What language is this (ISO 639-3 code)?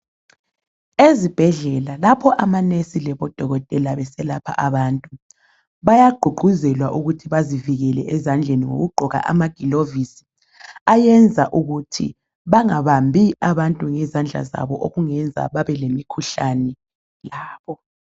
nde